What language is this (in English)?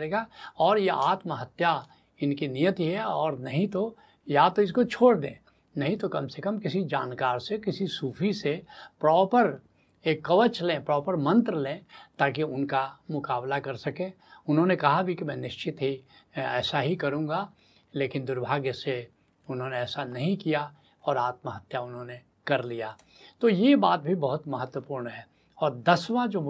Hindi